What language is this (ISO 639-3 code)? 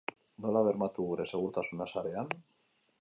eus